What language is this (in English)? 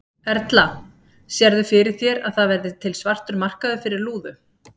Icelandic